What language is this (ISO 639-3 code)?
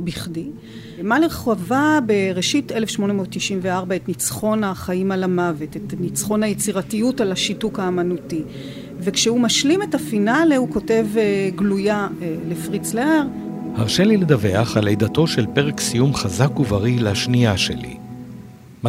heb